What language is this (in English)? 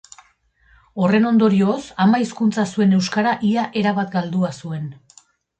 Basque